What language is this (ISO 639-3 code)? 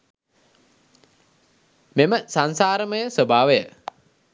sin